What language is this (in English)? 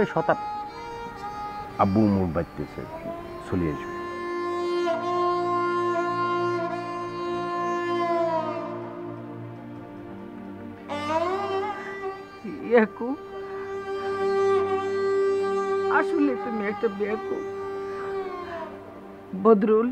Bangla